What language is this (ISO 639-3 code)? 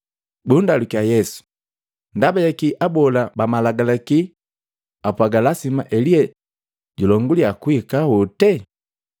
mgv